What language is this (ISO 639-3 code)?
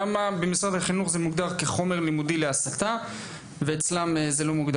heb